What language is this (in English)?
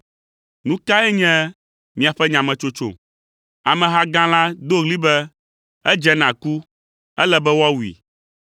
Ewe